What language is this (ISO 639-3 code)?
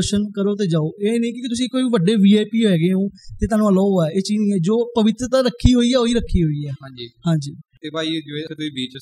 pan